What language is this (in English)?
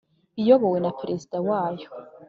Kinyarwanda